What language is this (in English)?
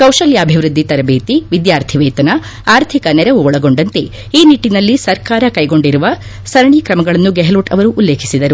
Kannada